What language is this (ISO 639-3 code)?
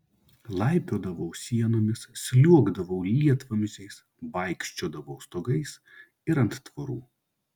lit